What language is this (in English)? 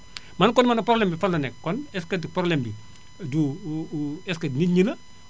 Wolof